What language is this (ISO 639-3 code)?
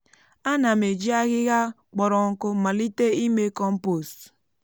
ibo